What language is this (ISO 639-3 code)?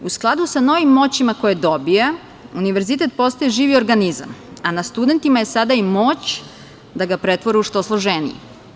srp